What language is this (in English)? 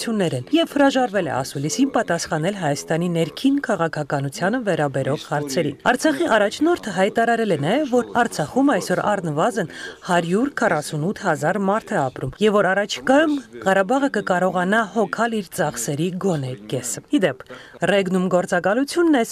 Turkish